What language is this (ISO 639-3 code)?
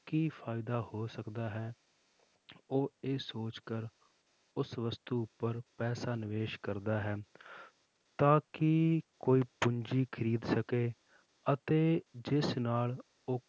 pan